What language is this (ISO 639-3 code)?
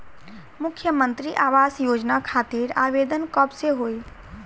bho